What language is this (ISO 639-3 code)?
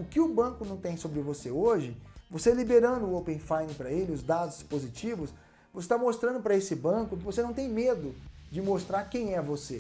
por